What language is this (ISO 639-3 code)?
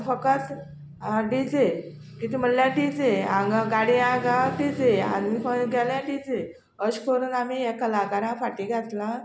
kok